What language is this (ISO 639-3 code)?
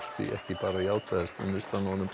isl